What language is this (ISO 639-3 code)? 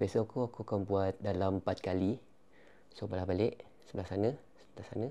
msa